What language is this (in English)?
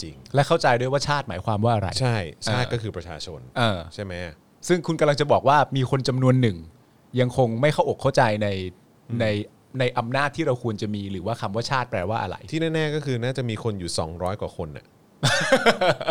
Thai